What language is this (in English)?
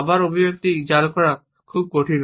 Bangla